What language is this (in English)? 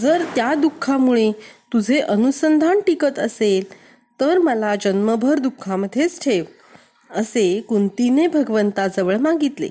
Marathi